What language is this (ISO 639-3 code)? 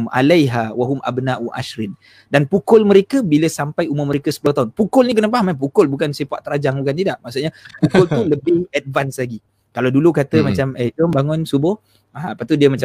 msa